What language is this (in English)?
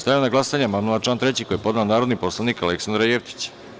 Serbian